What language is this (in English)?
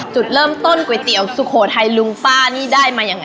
Thai